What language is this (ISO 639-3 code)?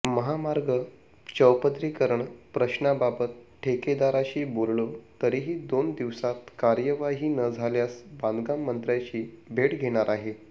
mar